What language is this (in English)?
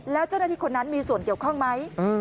Thai